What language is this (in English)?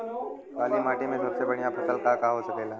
Bhojpuri